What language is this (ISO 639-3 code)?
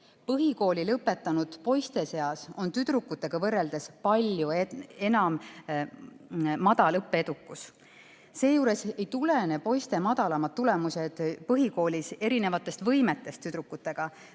est